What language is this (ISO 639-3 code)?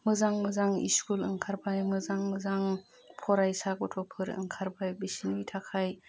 brx